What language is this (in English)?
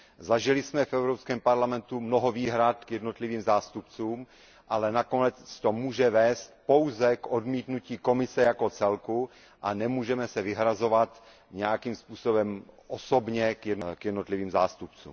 Czech